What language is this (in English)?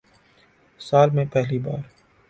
Urdu